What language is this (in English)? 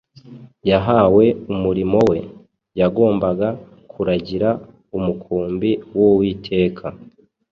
Kinyarwanda